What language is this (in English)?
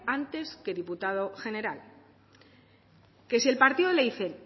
Spanish